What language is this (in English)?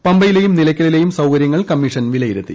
Malayalam